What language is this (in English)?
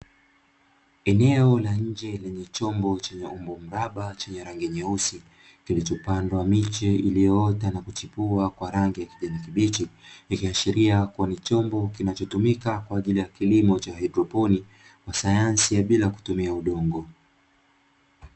Swahili